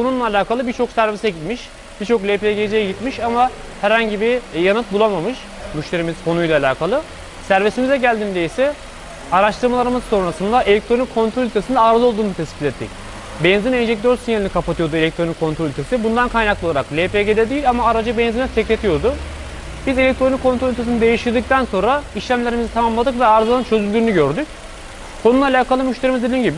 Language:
Turkish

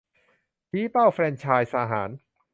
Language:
Thai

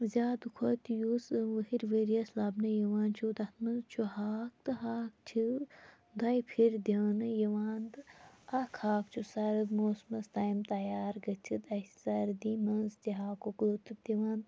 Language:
Kashmiri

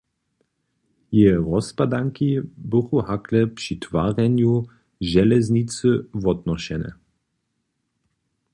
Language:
Upper Sorbian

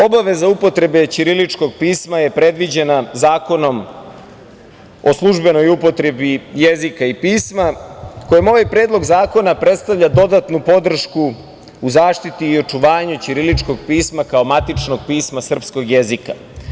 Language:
Serbian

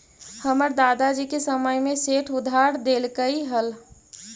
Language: Magahi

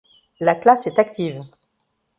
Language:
French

